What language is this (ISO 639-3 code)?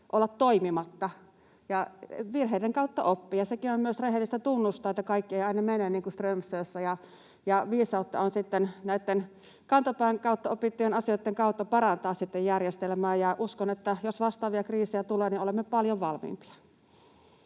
fin